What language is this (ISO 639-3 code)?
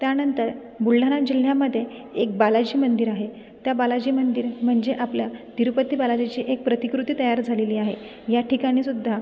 mar